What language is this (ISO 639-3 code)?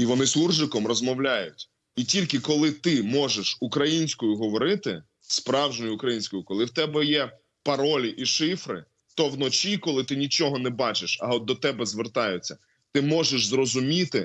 ukr